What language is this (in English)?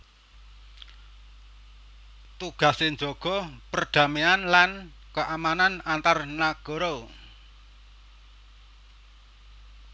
Javanese